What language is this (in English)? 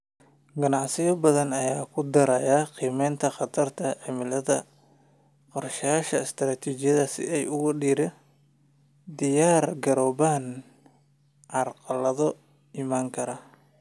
Somali